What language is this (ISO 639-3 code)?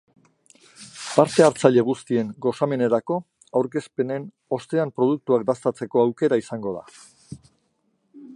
eus